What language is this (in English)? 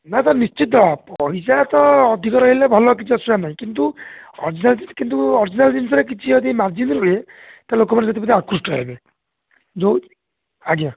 Odia